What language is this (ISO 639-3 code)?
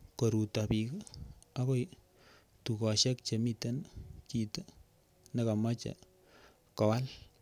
kln